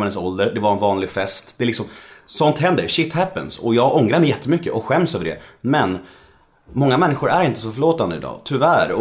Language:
Swedish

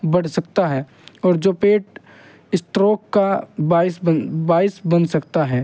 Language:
Urdu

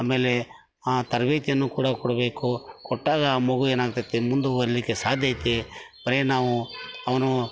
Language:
Kannada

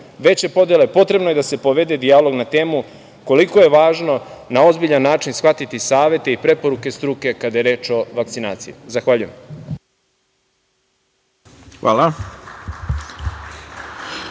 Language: Serbian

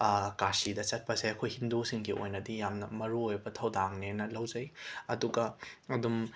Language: Manipuri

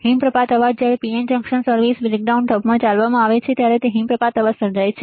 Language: Gujarati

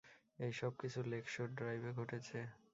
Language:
Bangla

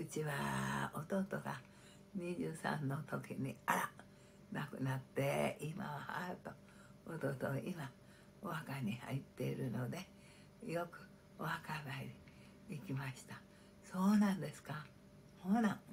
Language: Japanese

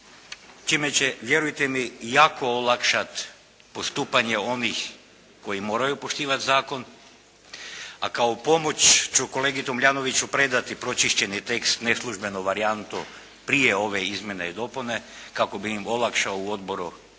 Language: Croatian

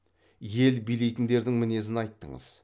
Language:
Kazakh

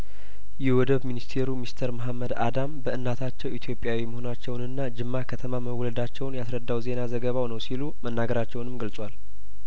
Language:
Amharic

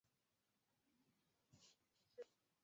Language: Chinese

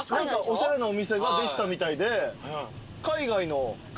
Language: Japanese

